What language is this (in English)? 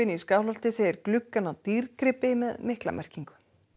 Icelandic